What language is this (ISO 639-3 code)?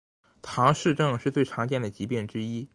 zho